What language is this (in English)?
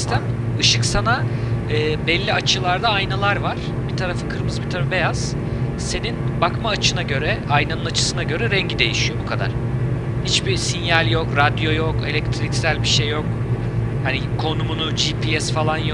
Turkish